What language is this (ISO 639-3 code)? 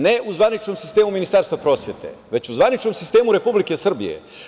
srp